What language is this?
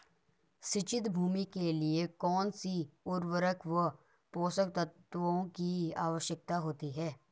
Hindi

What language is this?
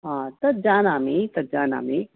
Sanskrit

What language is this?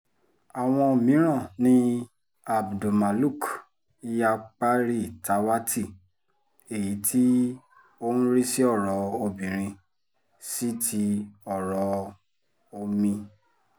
Yoruba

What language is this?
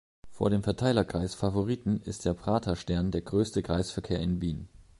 German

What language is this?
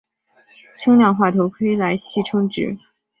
Chinese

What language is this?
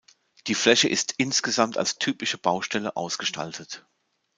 German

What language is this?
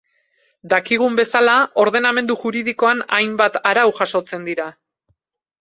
Basque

